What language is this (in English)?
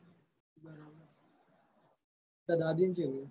Gujarati